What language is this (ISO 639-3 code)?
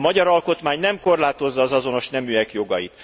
hun